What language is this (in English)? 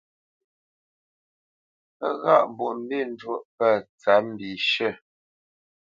Bamenyam